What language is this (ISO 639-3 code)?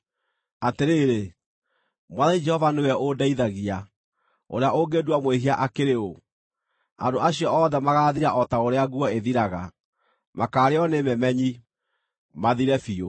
kik